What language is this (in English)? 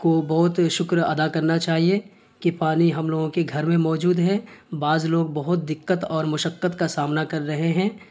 Urdu